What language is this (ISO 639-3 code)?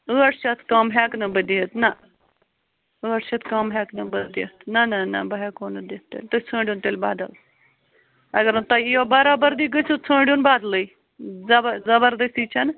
kas